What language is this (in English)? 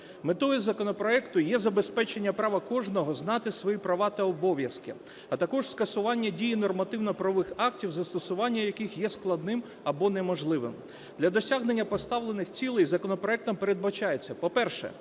Ukrainian